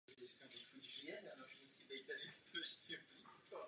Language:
Czech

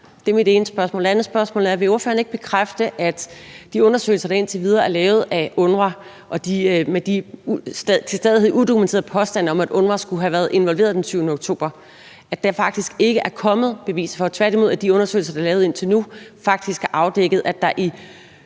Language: Danish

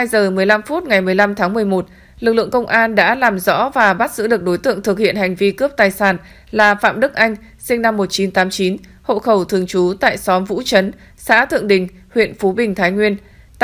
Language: Vietnamese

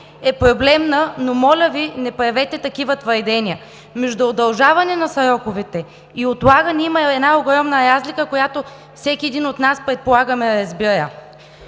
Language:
Bulgarian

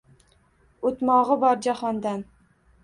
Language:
Uzbek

